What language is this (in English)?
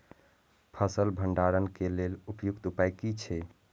Maithili